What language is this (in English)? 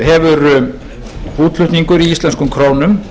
Icelandic